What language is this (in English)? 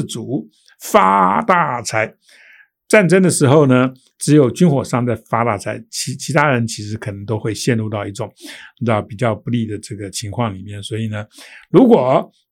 Chinese